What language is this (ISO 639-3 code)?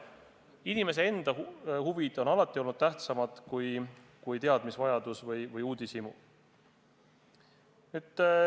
est